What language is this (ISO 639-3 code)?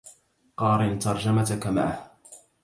ara